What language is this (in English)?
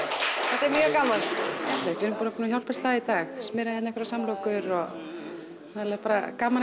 Icelandic